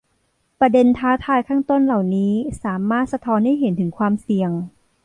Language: Thai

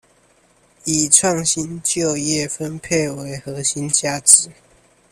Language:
Chinese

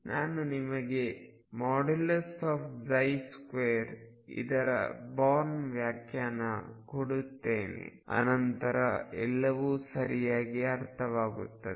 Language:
Kannada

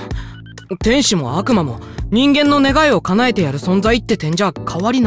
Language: Japanese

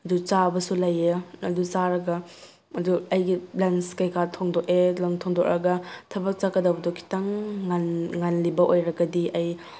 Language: Manipuri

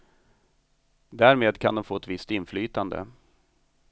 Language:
Swedish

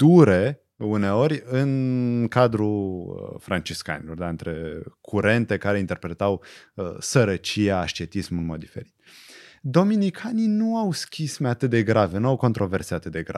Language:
Romanian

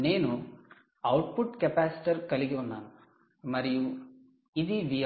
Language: Telugu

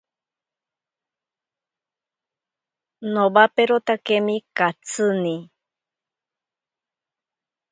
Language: Ashéninka Perené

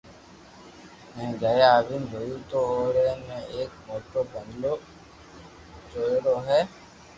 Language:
Loarki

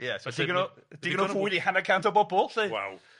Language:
Welsh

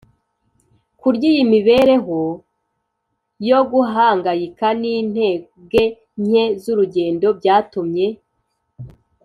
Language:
Kinyarwanda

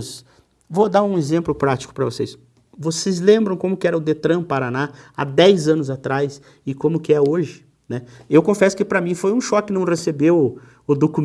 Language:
Portuguese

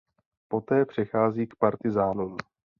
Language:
Czech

